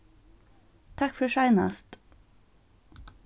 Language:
Faroese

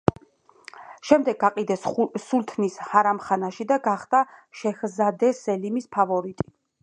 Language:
Georgian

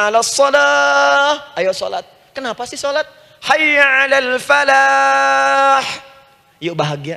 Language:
Indonesian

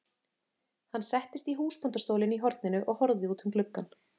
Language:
Icelandic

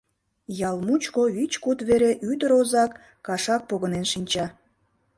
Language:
Mari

